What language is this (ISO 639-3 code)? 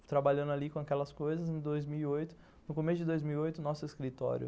por